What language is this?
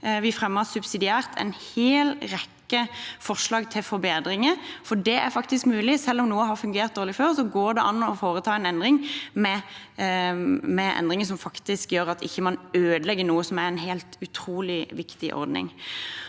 Norwegian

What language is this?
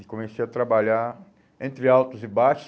Portuguese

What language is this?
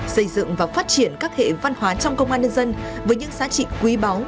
Vietnamese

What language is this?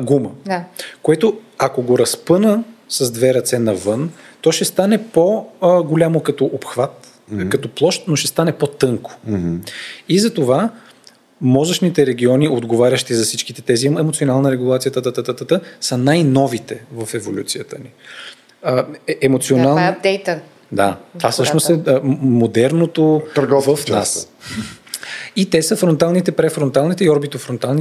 Bulgarian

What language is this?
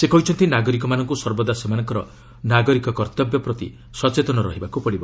Odia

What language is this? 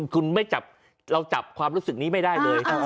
Thai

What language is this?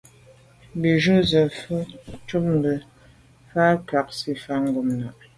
Medumba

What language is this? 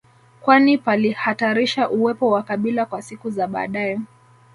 Swahili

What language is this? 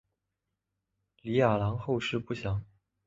Chinese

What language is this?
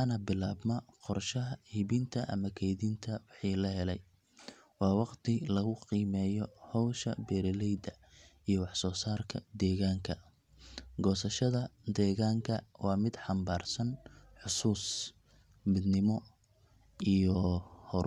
Somali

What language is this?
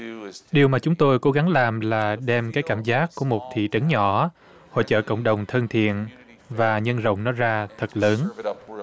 Vietnamese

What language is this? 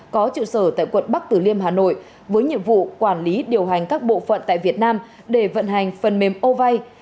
Vietnamese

